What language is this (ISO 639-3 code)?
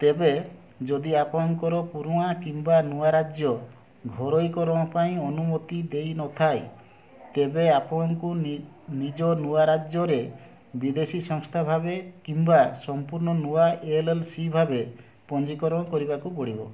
ori